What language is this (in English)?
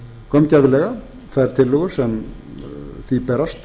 Icelandic